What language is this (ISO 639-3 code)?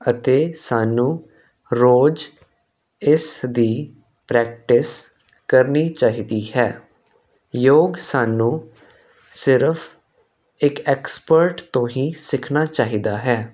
pan